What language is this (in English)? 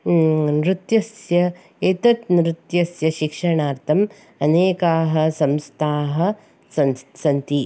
Sanskrit